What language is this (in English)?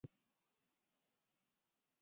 Chinese